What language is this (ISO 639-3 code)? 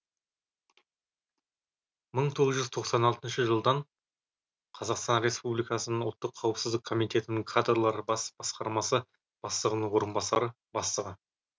kaz